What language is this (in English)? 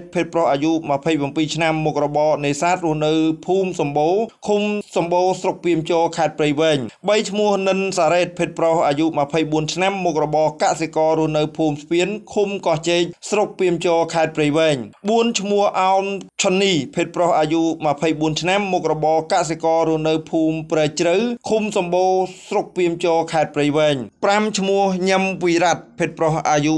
Thai